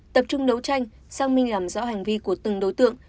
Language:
Vietnamese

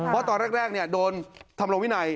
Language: Thai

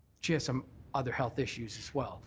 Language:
English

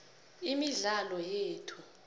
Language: South Ndebele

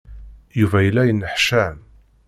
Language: Kabyle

